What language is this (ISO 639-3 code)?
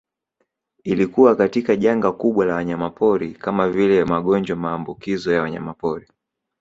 swa